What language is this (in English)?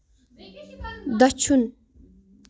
Kashmiri